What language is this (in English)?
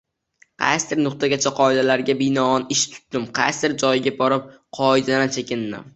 Uzbek